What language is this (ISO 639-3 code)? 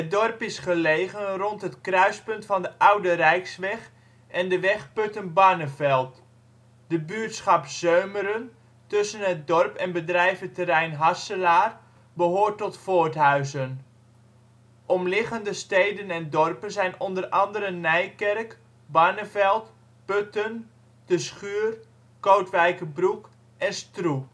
nld